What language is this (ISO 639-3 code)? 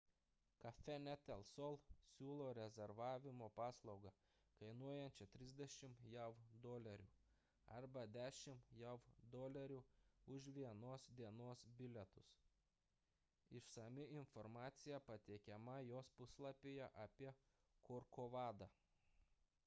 lit